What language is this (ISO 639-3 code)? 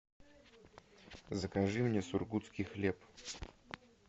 rus